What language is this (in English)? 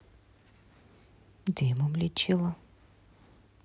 Russian